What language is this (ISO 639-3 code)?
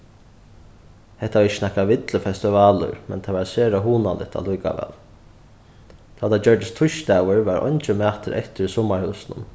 fao